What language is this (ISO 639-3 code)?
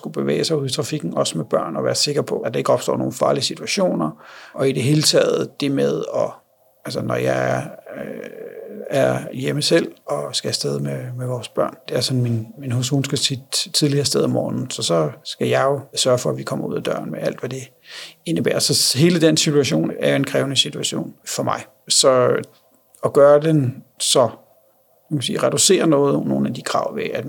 dan